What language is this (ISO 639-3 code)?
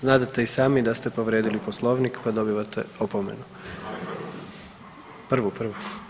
hrv